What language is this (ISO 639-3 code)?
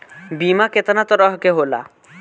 bho